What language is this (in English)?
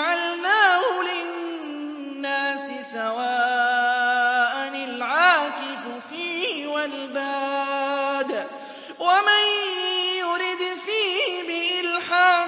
Arabic